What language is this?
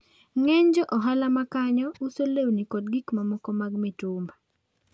Luo (Kenya and Tanzania)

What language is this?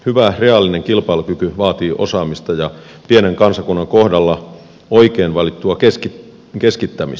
Finnish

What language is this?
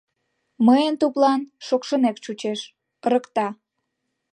Mari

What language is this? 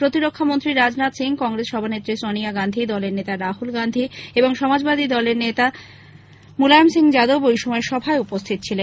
Bangla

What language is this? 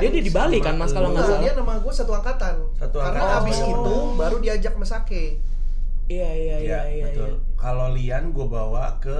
Indonesian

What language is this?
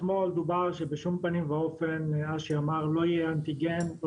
Hebrew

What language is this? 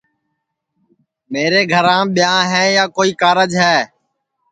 Sansi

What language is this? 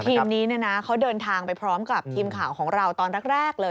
Thai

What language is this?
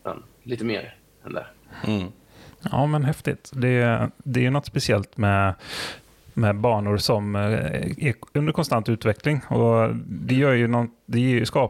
Swedish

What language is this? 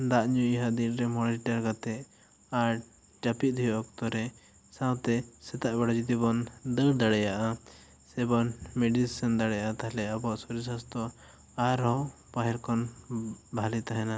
Santali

